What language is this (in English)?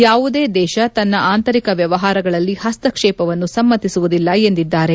Kannada